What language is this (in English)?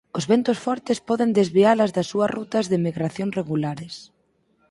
Galician